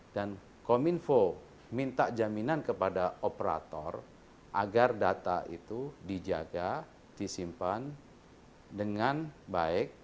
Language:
Indonesian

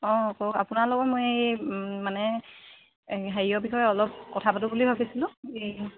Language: Assamese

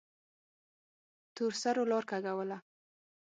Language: Pashto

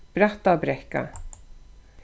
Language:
Faroese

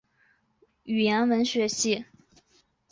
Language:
Chinese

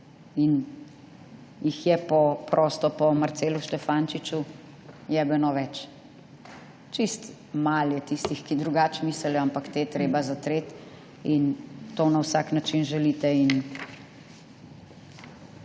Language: Slovenian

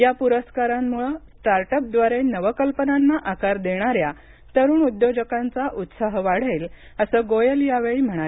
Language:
Marathi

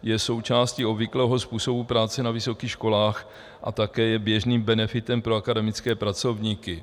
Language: Czech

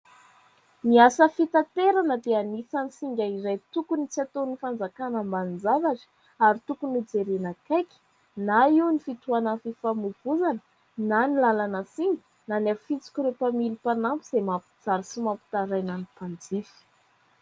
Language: Malagasy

